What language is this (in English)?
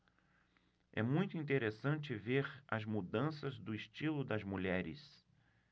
Portuguese